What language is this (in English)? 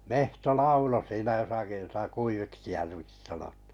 Finnish